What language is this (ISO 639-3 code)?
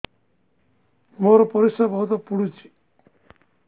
ori